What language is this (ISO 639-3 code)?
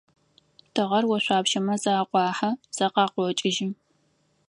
ady